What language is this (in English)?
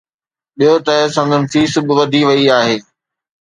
Sindhi